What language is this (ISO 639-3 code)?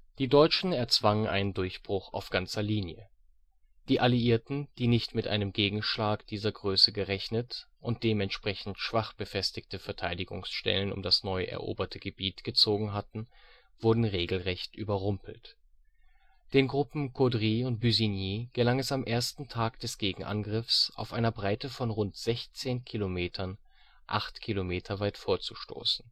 deu